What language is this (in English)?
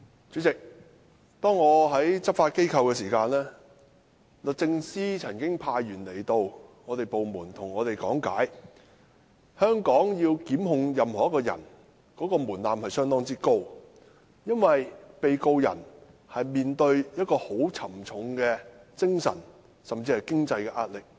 Cantonese